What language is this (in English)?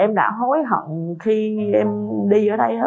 Vietnamese